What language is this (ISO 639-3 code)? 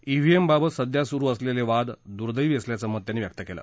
mar